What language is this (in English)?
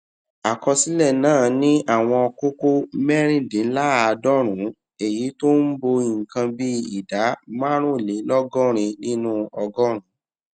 Yoruba